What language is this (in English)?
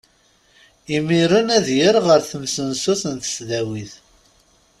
Kabyle